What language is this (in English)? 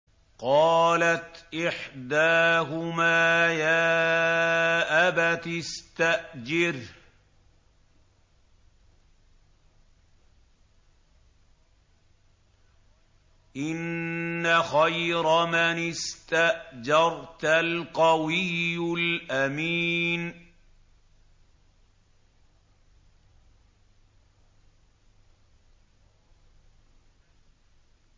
Arabic